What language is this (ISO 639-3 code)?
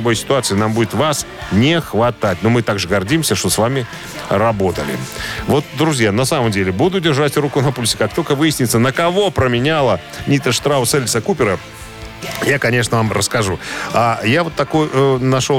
rus